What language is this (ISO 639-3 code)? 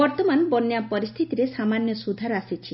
ori